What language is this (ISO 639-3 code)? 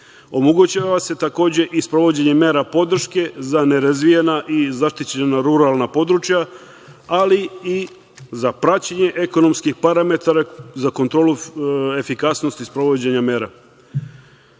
srp